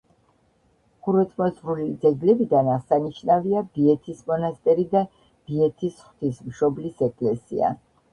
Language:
Georgian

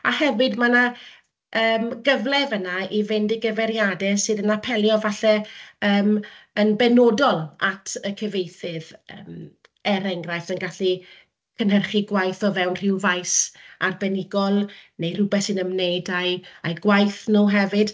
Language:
Welsh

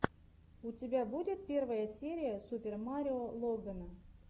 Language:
Russian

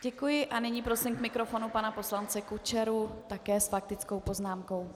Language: Czech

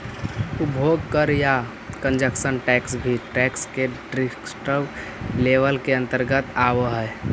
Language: Magahi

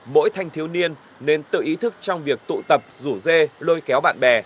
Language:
Vietnamese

